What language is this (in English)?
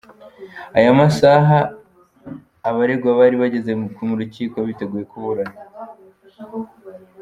Kinyarwanda